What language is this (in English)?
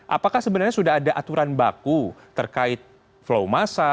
Indonesian